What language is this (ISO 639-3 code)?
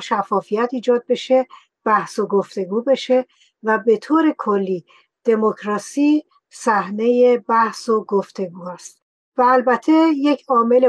fas